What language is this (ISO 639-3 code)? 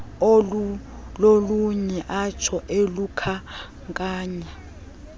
xho